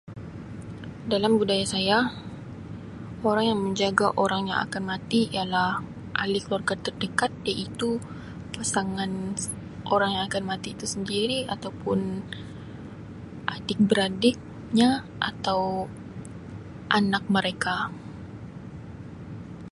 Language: Sabah Malay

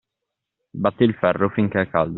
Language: Italian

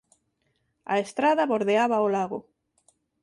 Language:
Galician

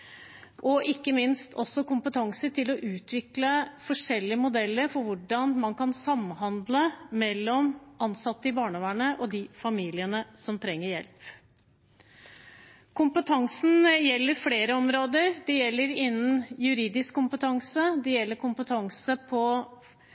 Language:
Norwegian Bokmål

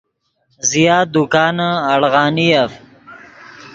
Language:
Yidgha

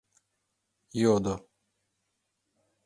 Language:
Mari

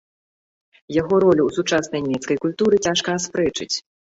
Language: Belarusian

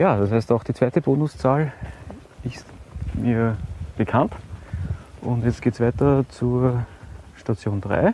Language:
German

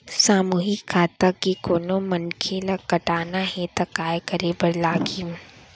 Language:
Chhattisgarhi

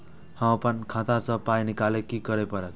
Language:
Maithili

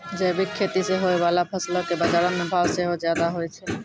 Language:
Maithili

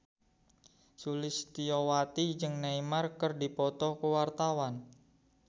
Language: Sundanese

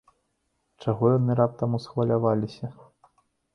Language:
Belarusian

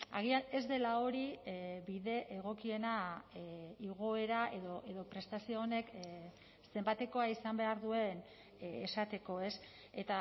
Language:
Basque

